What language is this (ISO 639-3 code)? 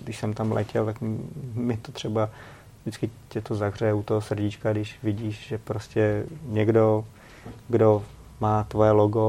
ces